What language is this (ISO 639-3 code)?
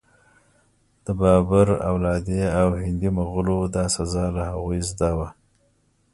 pus